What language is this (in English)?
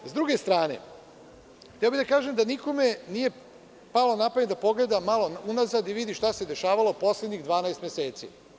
Serbian